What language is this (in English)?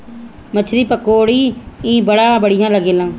Bhojpuri